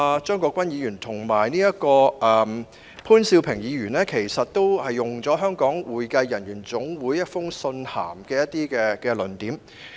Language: Cantonese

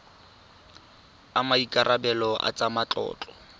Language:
Tswana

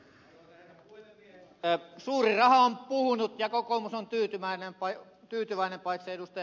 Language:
Finnish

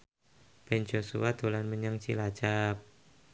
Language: Javanese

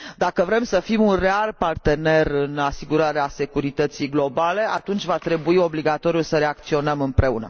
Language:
Romanian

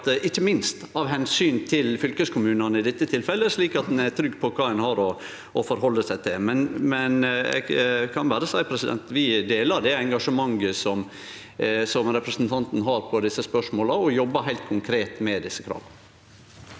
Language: Norwegian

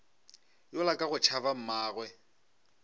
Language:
Northern Sotho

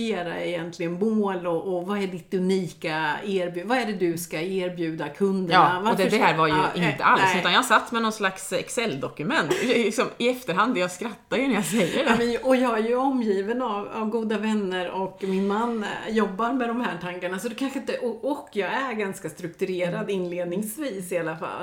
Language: Swedish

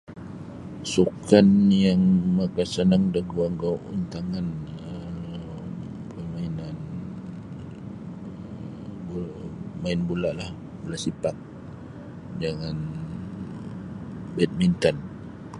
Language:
Sabah Bisaya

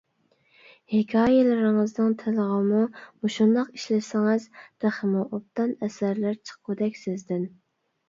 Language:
Uyghur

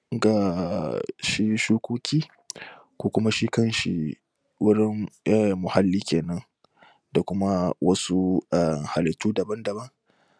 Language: Hausa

